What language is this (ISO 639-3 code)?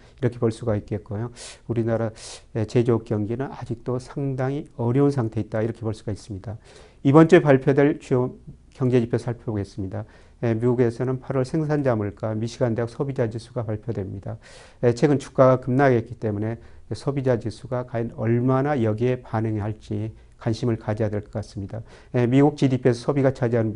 kor